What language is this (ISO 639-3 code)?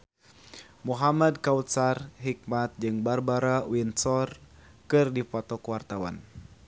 sun